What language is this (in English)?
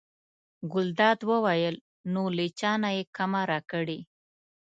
Pashto